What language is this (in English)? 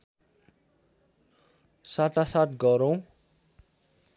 Nepali